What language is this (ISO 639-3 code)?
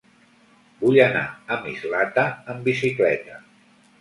cat